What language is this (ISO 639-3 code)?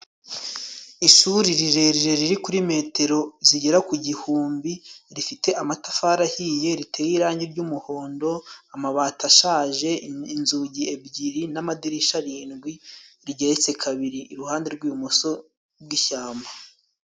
kin